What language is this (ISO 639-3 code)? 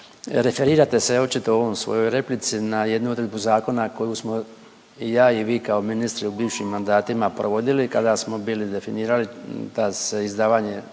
hrv